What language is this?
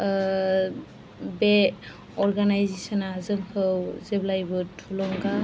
Bodo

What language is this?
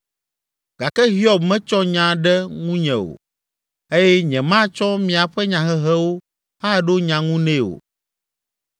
Ewe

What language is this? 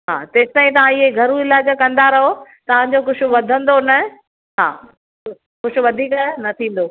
Sindhi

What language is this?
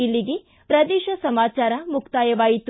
Kannada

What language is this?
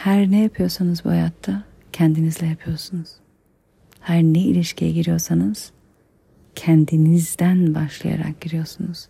Turkish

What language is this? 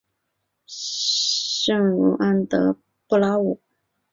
Chinese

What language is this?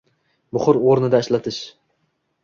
Uzbek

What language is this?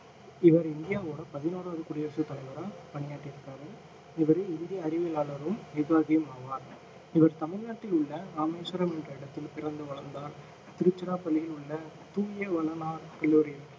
Tamil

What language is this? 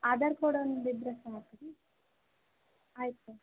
Kannada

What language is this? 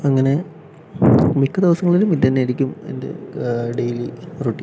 Malayalam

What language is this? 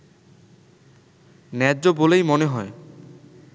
Bangla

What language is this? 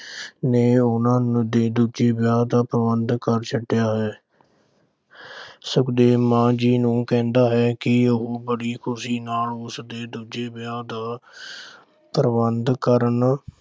Punjabi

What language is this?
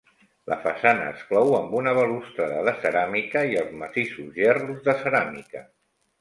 Catalan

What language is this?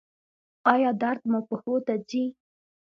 Pashto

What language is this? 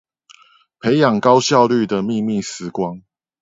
Chinese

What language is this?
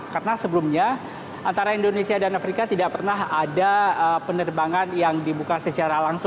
Indonesian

